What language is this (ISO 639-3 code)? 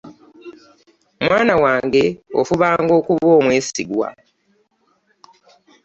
lug